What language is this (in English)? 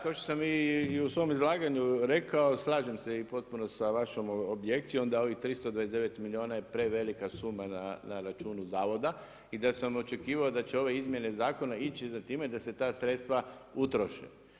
Croatian